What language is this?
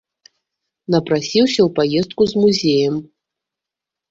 Belarusian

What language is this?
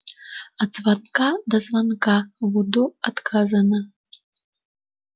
Russian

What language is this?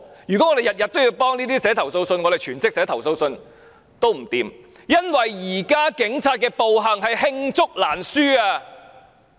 Cantonese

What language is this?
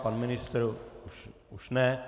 Czech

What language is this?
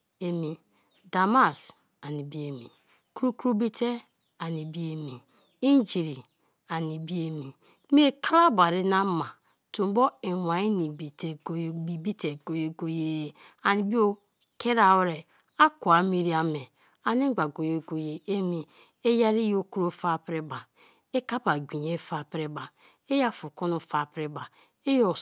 Kalabari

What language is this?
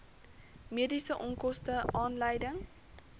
Afrikaans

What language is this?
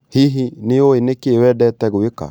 Kikuyu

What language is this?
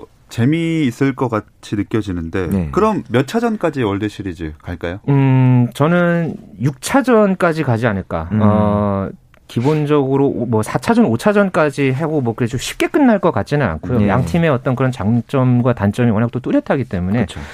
Korean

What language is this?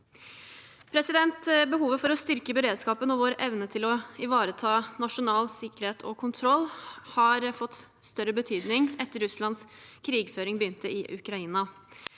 Norwegian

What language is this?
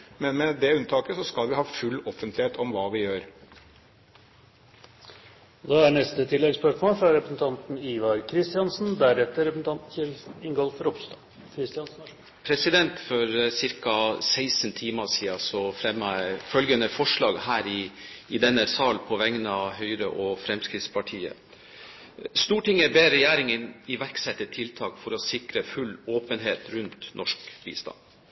Norwegian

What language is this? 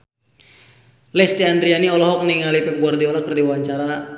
Sundanese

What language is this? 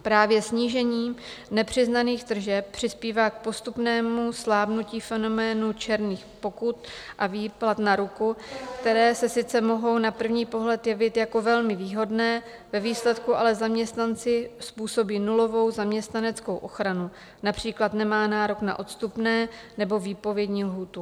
Czech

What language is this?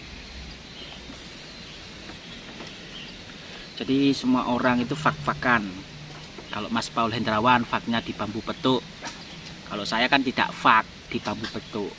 Indonesian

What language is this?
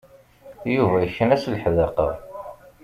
Kabyle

